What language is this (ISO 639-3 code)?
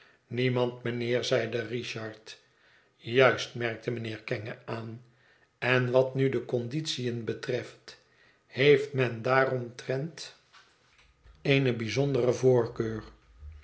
nld